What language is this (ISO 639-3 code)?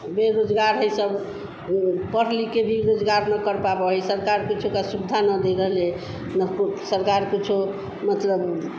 hin